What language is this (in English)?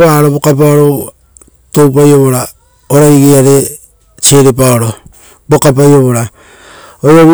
Rotokas